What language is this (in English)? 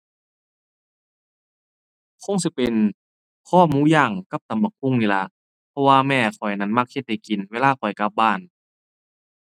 Thai